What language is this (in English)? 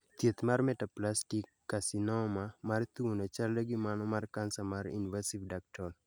Luo (Kenya and Tanzania)